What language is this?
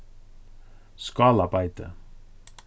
Faroese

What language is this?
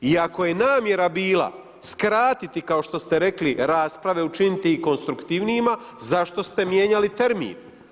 Croatian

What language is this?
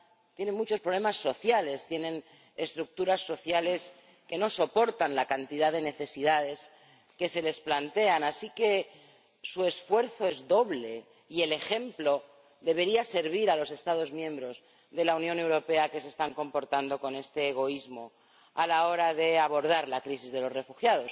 Spanish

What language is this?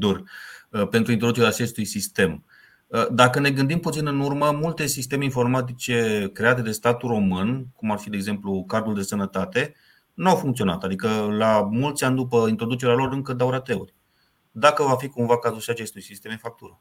Romanian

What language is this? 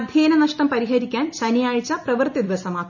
Malayalam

